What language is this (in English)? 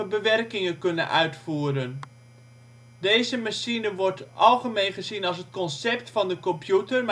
Dutch